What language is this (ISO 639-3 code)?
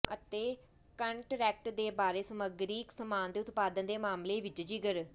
pan